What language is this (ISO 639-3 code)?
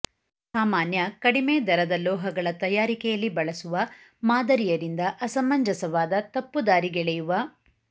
kan